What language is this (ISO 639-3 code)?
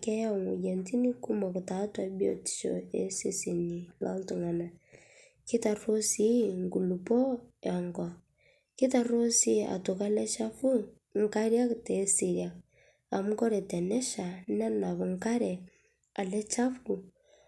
mas